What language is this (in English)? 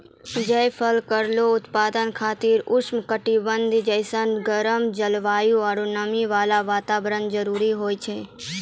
Maithili